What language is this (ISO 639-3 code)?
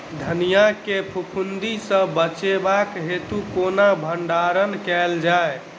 mai